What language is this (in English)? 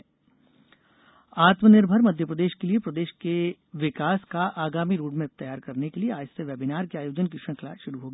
Hindi